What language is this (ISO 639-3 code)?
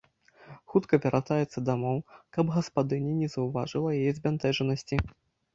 bel